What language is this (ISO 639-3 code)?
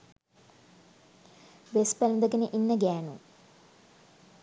sin